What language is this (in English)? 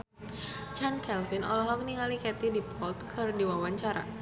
Sundanese